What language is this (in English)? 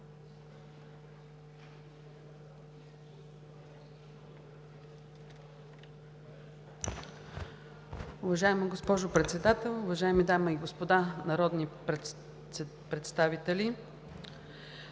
Bulgarian